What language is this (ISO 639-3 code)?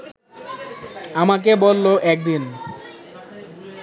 ben